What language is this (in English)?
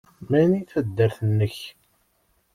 Kabyle